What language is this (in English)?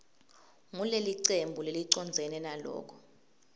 Swati